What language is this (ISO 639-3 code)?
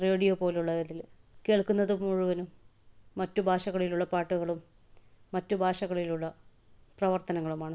mal